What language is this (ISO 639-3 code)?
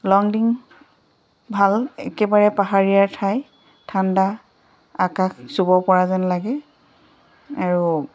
asm